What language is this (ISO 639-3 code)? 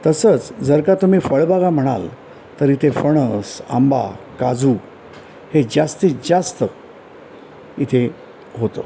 mar